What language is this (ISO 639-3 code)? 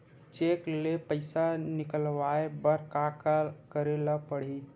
hne